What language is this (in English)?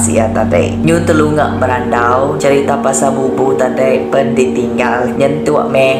Malay